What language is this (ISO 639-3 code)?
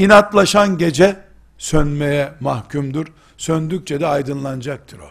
tur